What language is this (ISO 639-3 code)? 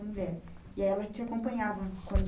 por